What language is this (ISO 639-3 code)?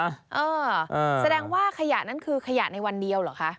tha